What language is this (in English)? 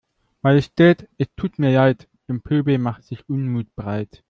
German